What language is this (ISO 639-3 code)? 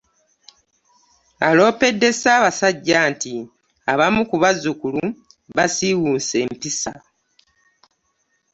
lug